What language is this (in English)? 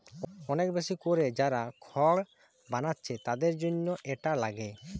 Bangla